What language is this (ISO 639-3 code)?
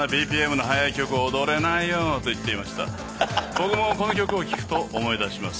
jpn